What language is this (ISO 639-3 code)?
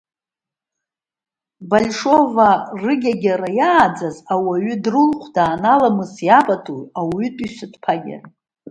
abk